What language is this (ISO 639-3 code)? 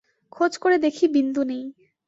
ben